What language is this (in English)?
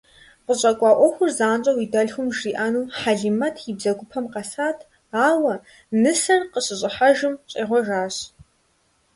Kabardian